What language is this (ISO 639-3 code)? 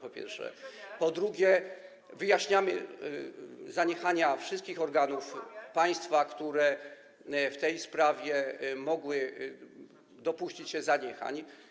pol